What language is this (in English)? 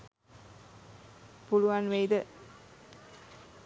Sinhala